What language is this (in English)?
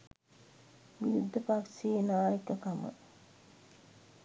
Sinhala